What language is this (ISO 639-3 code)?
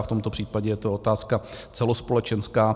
ces